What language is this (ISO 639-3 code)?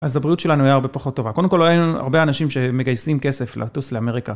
heb